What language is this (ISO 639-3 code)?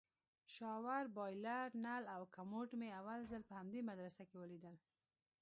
pus